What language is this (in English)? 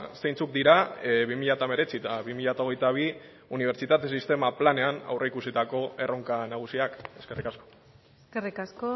Basque